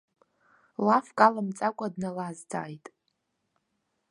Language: Abkhazian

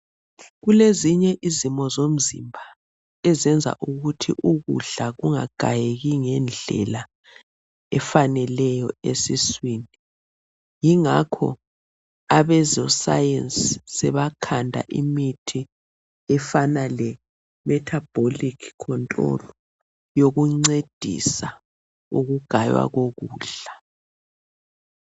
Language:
North Ndebele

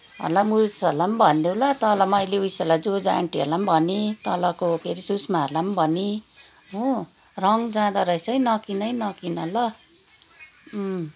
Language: Nepali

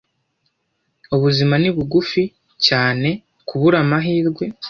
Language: Kinyarwanda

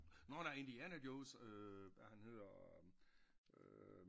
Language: Danish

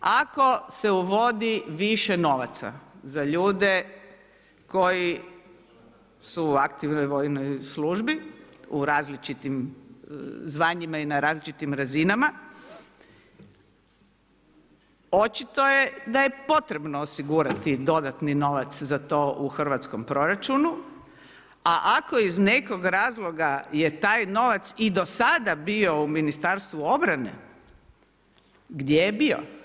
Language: Croatian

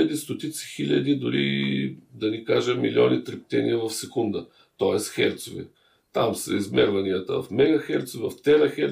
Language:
Bulgarian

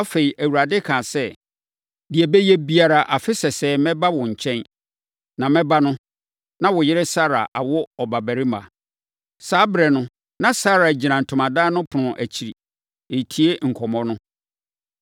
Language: Akan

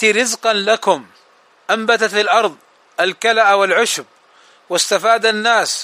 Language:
Arabic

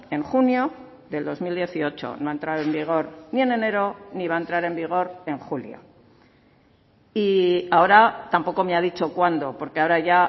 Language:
Spanish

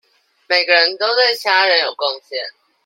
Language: Chinese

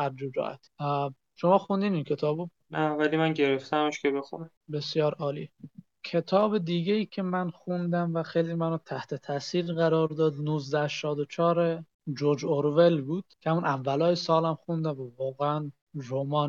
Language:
Persian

